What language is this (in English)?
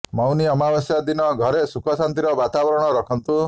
Odia